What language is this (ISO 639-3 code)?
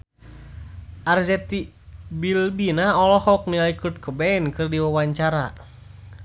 sun